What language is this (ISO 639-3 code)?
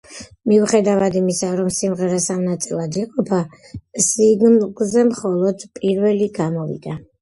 kat